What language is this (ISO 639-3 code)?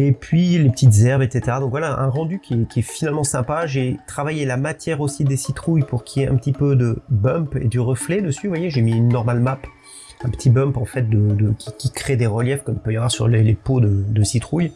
fra